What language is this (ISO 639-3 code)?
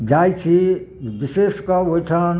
mai